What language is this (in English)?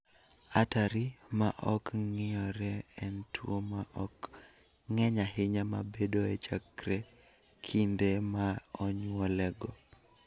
Luo (Kenya and Tanzania)